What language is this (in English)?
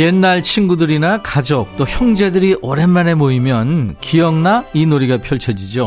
Korean